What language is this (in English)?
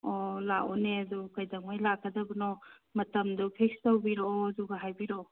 Manipuri